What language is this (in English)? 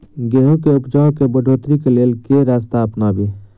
Maithili